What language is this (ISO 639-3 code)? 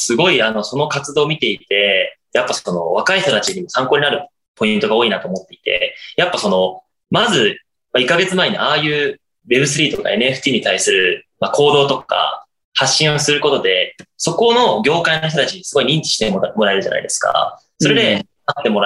jpn